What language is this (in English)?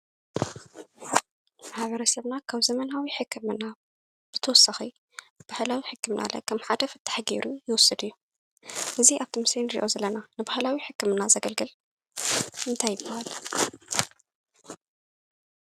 Tigrinya